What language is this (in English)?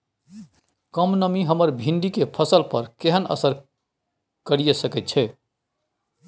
Maithili